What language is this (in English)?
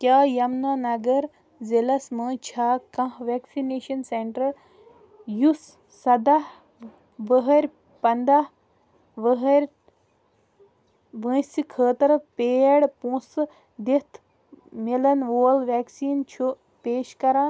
Kashmiri